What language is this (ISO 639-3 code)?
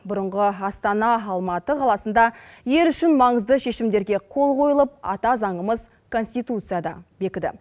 kaz